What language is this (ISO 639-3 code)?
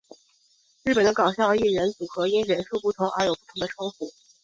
zho